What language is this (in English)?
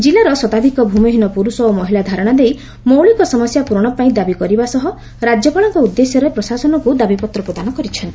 Odia